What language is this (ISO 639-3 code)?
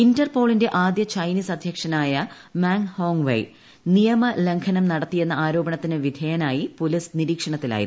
mal